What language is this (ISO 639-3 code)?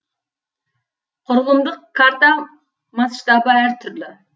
kaz